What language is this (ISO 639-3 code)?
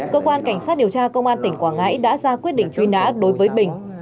vie